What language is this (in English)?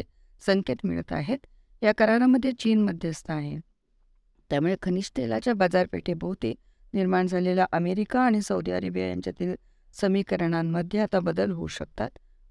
Marathi